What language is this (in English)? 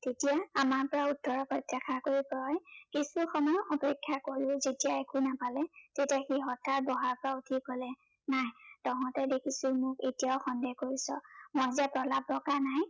Assamese